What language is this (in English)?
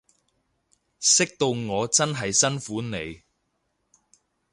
Cantonese